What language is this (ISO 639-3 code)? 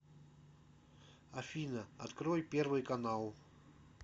rus